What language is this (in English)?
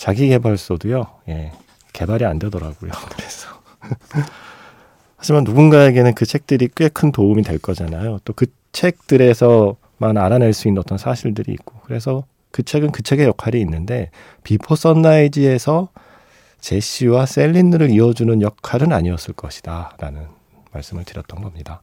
Korean